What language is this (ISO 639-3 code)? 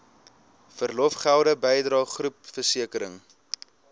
afr